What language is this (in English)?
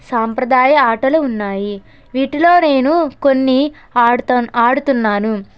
Telugu